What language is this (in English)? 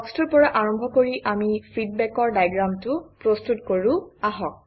Assamese